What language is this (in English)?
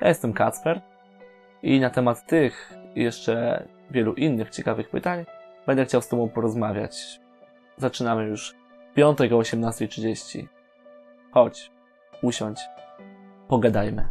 Polish